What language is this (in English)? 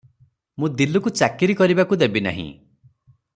Odia